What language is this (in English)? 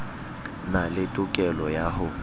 Southern Sotho